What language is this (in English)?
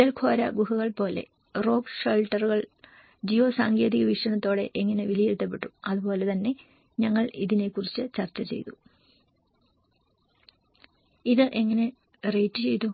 Malayalam